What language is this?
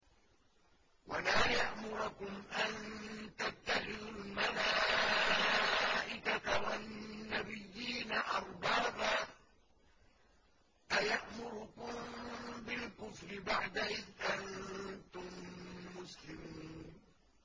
Arabic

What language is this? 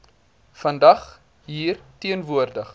Afrikaans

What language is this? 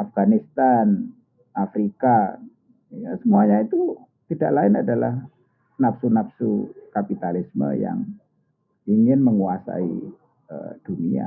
Indonesian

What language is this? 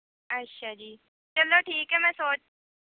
Punjabi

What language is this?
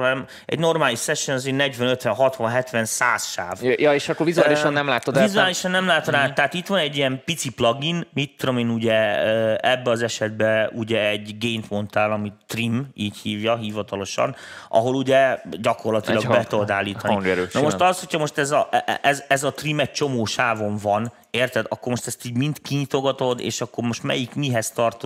Hungarian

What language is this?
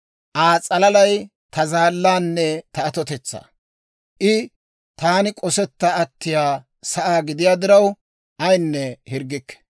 Dawro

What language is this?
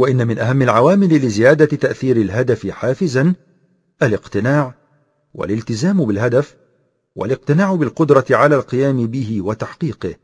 Arabic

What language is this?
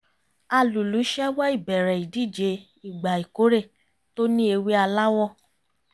Yoruba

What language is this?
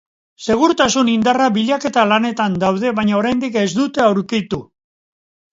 Basque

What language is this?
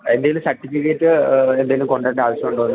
Malayalam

